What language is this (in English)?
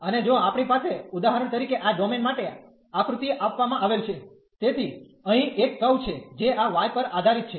Gujarati